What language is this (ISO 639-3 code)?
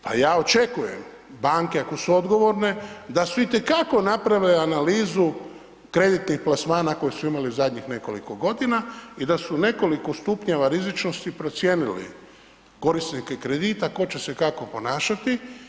hrv